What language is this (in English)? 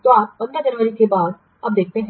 Hindi